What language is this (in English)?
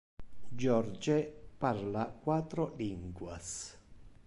Interlingua